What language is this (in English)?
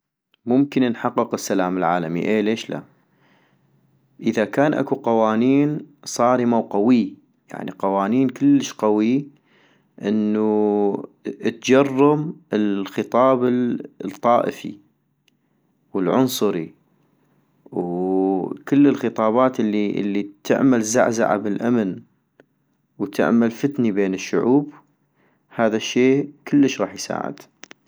North Mesopotamian Arabic